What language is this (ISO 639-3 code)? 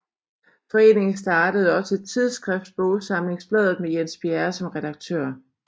dan